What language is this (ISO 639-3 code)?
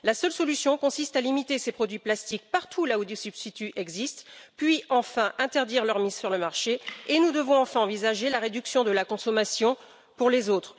fra